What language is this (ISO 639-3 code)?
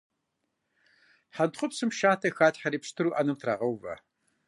kbd